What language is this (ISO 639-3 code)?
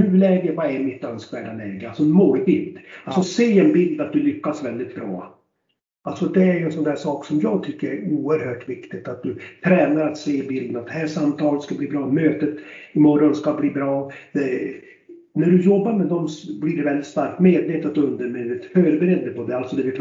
swe